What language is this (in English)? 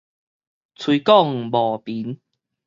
Min Nan Chinese